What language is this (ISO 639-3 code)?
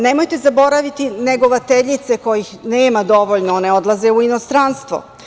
srp